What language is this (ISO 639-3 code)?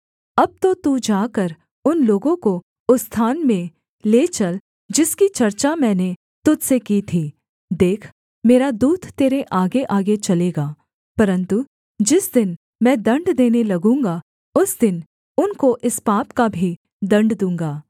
hin